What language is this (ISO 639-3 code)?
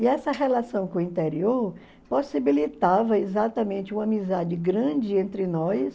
por